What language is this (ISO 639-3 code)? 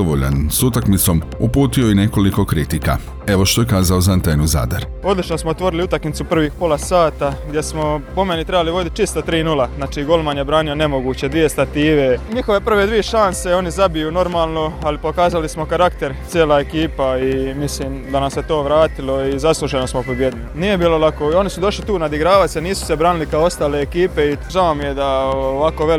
hrv